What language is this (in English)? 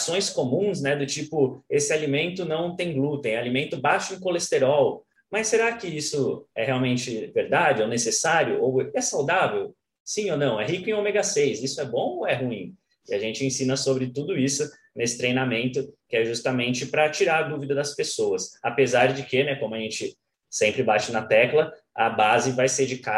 Portuguese